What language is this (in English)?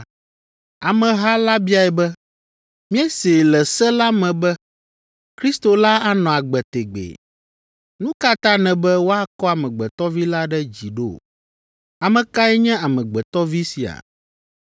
Ewe